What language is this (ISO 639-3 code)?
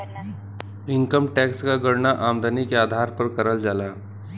bho